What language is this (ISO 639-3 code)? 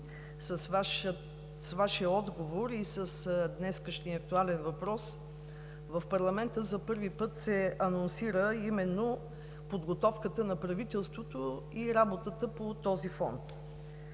bul